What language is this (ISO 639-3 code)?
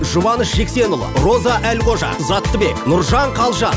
kaz